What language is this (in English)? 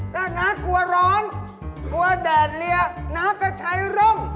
Thai